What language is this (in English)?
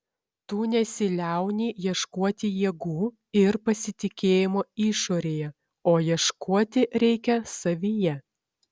Lithuanian